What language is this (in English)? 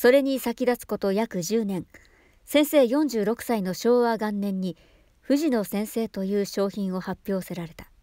Japanese